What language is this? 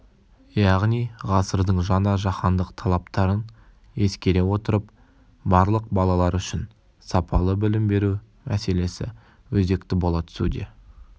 Kazakh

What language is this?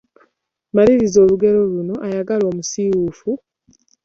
Ganda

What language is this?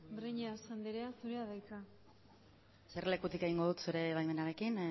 Basque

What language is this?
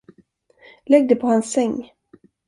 Swedish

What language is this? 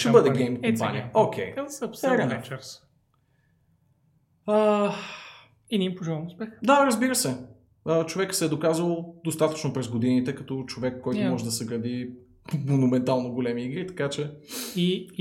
Bulgarian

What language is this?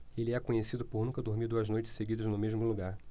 Portuguese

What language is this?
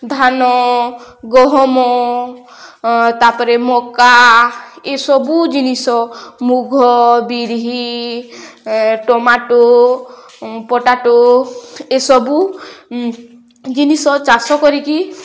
Odia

